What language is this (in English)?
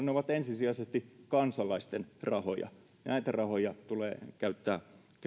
Finnish